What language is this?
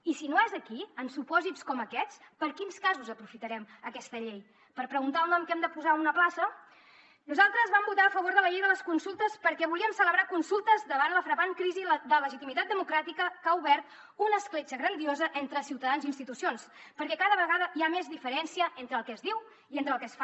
Catalan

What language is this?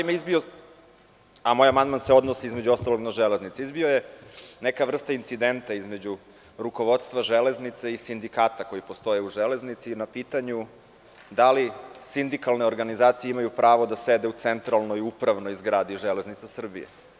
Serbian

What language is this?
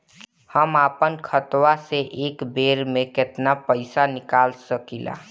Bhojpuri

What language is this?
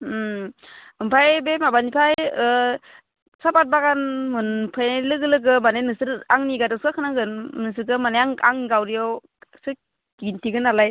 Bodo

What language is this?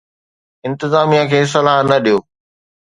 Sindhi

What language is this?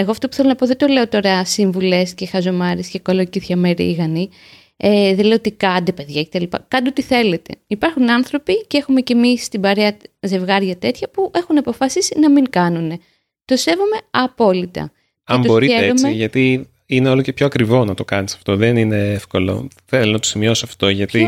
Greek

